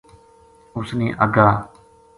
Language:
Gujari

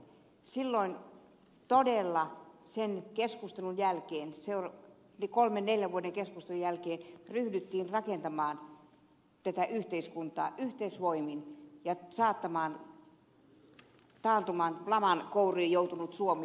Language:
Finnish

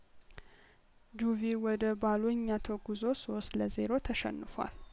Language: Amharic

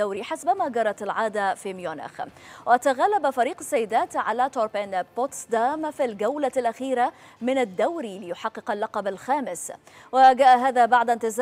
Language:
Arabic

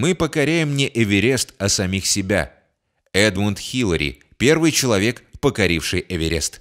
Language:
Russian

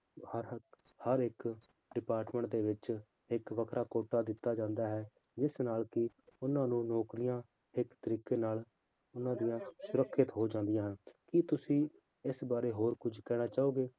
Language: Punjabi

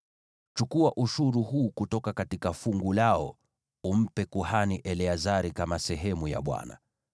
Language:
Swahili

